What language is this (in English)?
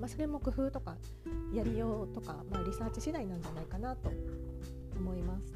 Japanese